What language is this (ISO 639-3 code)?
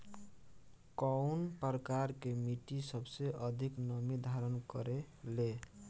bho